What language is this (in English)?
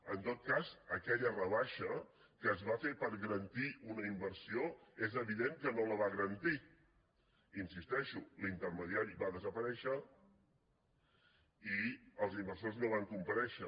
Catalan